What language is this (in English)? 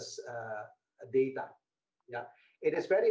Indonesian